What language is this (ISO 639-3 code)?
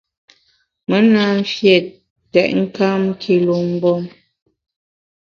bax